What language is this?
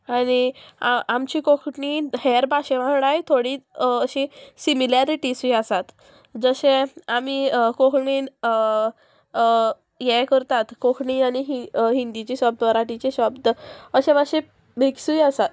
Konkani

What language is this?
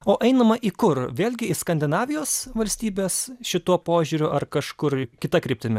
Lithuanian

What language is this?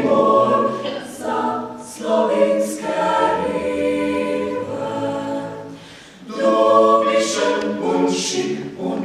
Romanian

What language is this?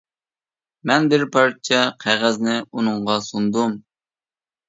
Uyghur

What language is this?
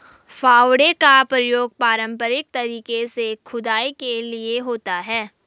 Hindi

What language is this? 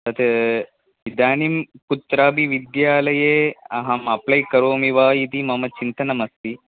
Sanskrit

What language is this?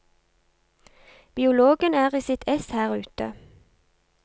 Norwegian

